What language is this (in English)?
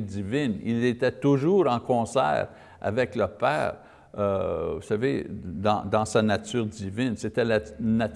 French